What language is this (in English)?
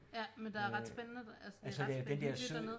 Danish